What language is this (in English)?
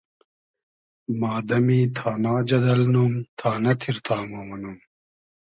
Hazaragi